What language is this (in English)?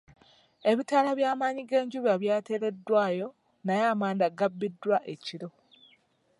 Ganda